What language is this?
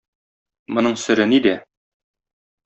Tatar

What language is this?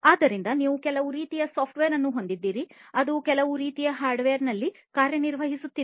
Kannada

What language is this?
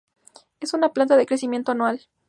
Spanish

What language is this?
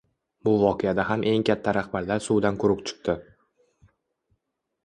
Uzbek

